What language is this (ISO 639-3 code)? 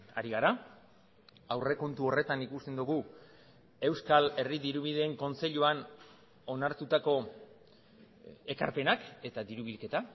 eus